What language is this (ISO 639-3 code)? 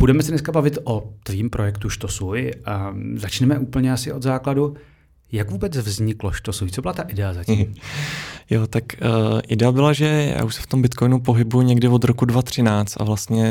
ces